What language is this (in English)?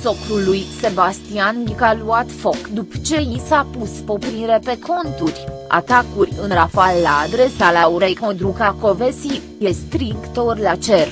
Romanian